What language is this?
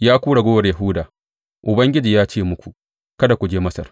Hausa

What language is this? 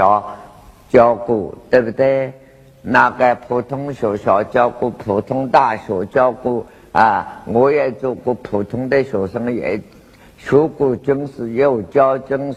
Chinese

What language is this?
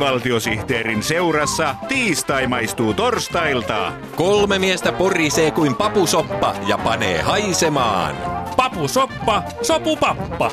Finnish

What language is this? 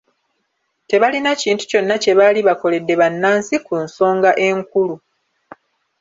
Ganda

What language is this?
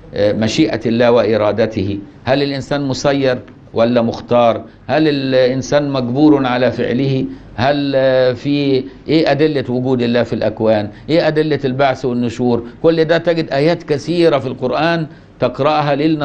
Arabic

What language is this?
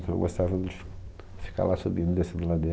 Portuguese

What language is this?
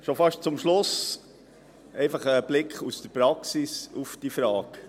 Swiss German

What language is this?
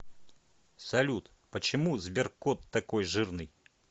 Russian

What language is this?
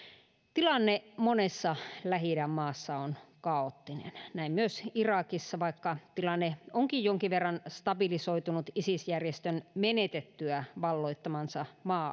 Finnish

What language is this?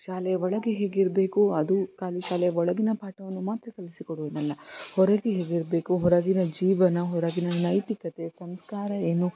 Kannada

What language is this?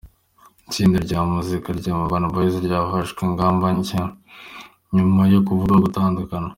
Kinyarwanda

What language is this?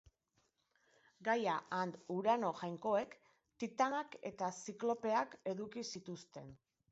Basque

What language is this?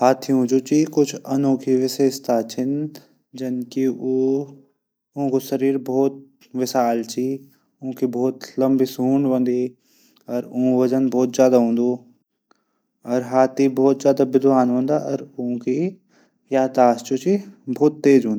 Garhwali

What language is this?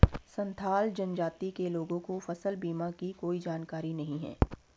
Hindi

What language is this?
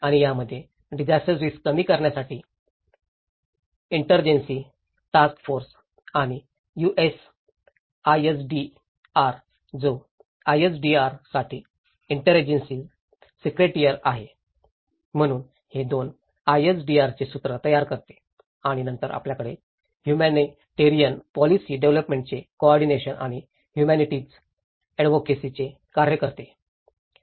Marathi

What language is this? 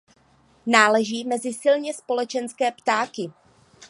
Czech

